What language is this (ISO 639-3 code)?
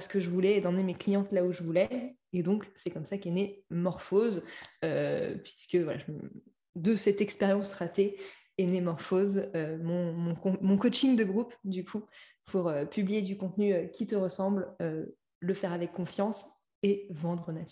fra